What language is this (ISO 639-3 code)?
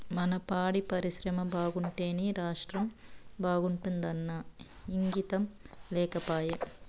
tel